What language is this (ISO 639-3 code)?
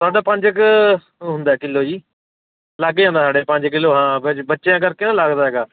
pan